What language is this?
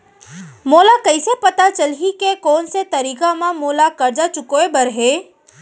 Chhattisgarhi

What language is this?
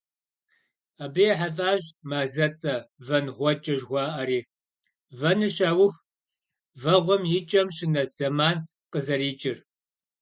Kabardian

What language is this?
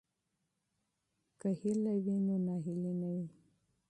Pashto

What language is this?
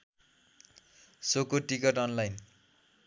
Nepali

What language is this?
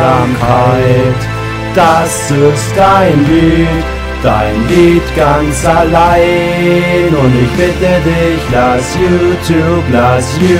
German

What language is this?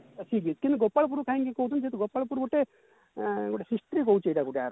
Odia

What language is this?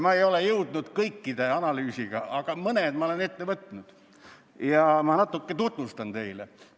Estonian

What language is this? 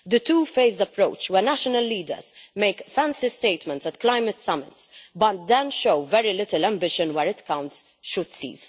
English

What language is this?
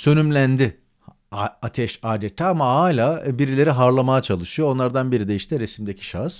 Turkish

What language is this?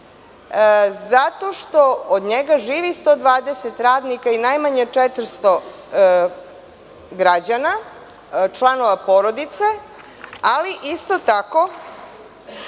Serbian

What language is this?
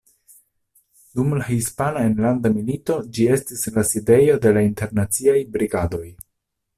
Esperanto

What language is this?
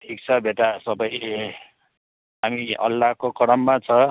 Nepali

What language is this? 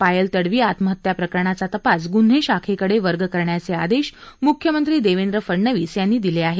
Marathi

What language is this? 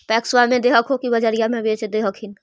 Magahi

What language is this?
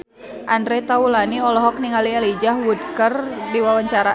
Sundanese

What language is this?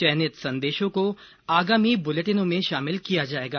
Hindi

